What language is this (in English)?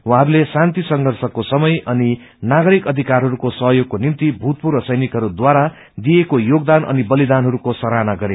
Nepali